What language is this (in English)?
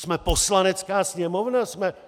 Czech